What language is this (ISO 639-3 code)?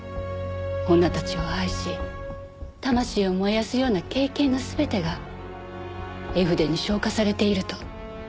jpn